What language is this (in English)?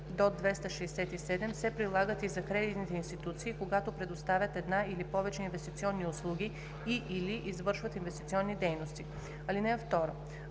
Bulgarian